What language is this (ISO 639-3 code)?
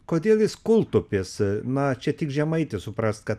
lit